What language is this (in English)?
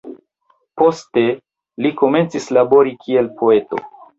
Esperanto